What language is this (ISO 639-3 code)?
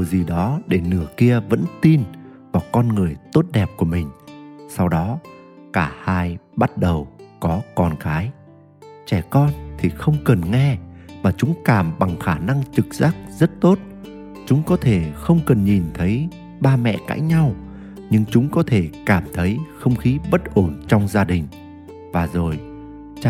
vie